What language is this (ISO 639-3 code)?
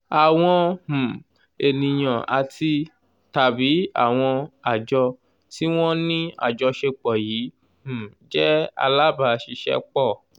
yor